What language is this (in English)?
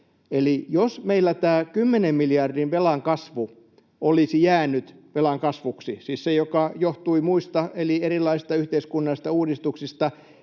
Finnish